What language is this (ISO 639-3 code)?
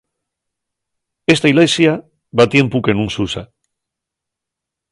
ast